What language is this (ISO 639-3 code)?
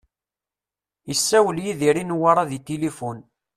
kab